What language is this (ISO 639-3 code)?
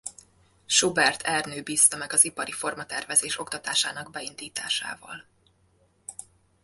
hun